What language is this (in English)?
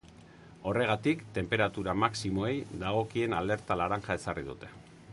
Basque